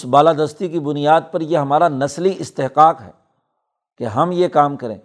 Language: Urdu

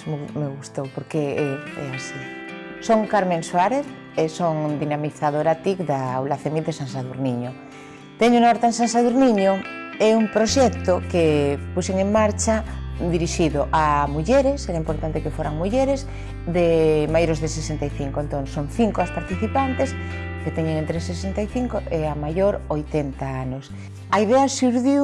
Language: Galician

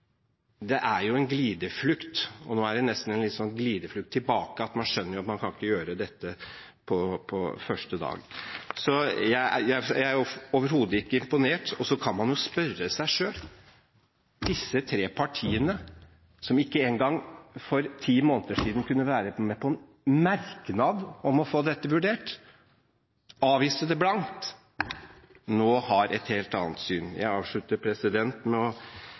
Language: Norwegian Bokmål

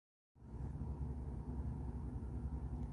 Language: Arabic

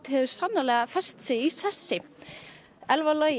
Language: Icelandic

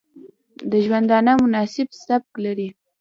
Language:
Pashto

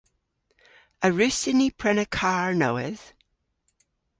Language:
Cornish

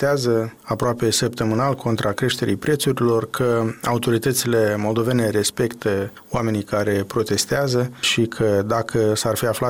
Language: Romanian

